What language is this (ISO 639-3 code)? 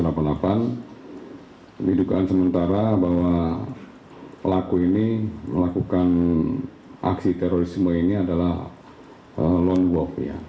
ind